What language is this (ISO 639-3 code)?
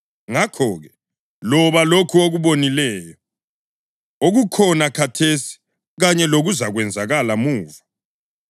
nde